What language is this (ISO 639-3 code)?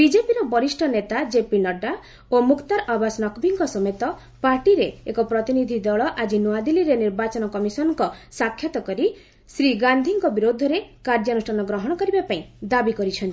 ori